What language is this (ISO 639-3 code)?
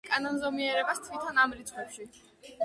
kat